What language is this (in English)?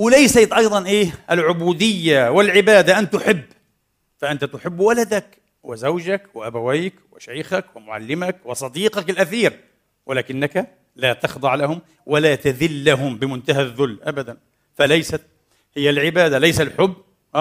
Arabic